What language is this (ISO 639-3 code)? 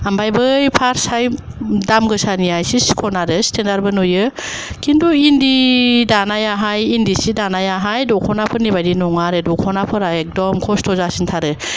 brx